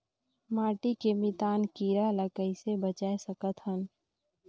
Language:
Chhattisgarhi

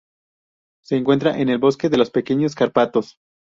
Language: Spanish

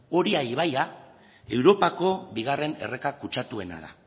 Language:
Basque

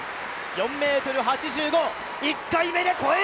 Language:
Japanese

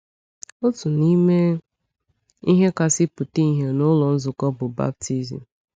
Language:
Igbo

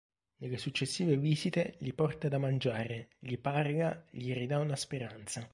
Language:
Italian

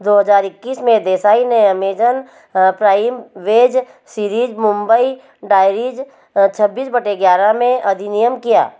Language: Hindi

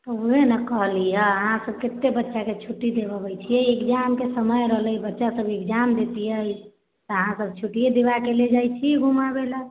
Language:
Maithili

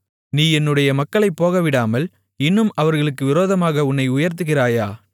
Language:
Tamil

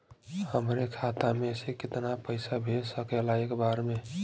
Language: Bhojpuri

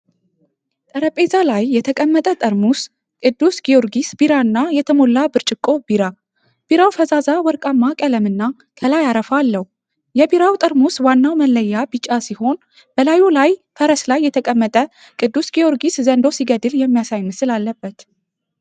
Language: Amharic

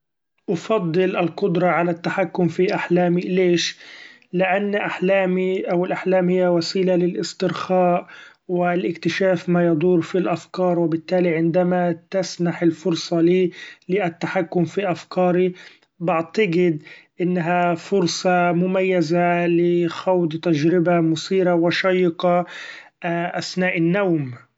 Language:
Gulf Arabic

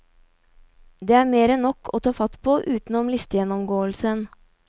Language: Norwegian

